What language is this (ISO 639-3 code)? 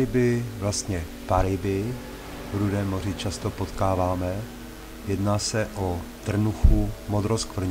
ces